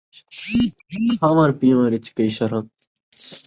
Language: Saraiki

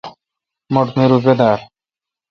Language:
Kalkoti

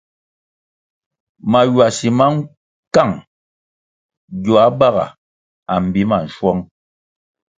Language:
Kwasio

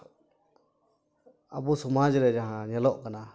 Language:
Santali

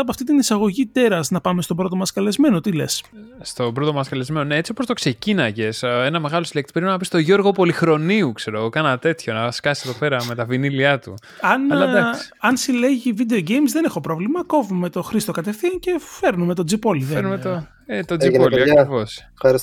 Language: Greek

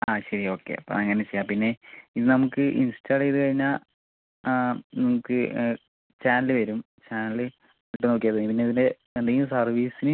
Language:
Malayalam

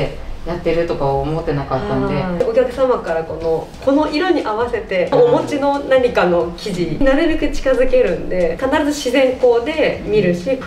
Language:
Japanese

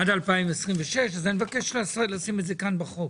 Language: Hebrew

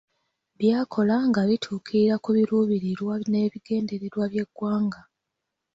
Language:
Ganda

